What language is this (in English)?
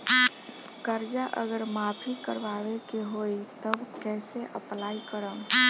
Bhojpuri